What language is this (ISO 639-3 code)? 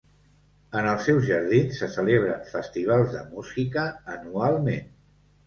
cat